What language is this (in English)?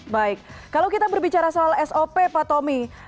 Indonesian